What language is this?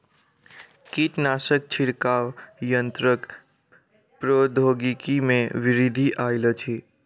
Maithili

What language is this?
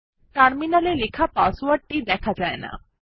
Bangla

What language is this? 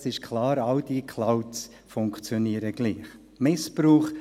Swiss German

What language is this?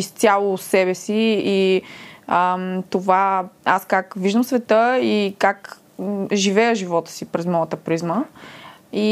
Bulgarian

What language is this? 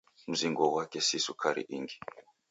Taita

